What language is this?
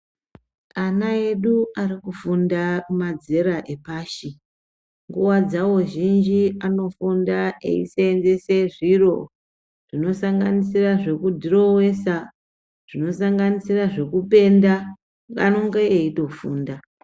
Ndau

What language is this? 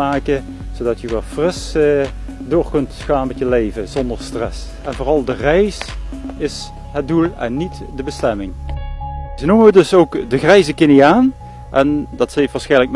Dutch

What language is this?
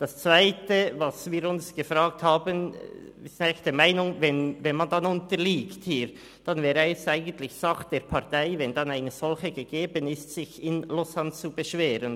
Swiss German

